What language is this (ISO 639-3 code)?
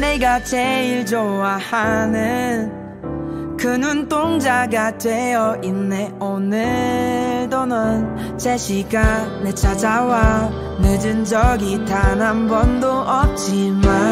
kor